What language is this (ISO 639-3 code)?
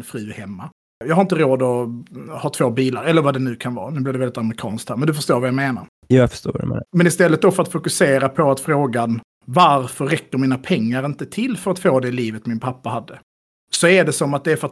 swe